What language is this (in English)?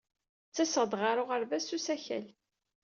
Kabyle